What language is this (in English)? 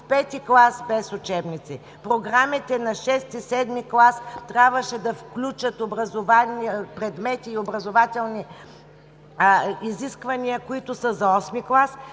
Bulgarian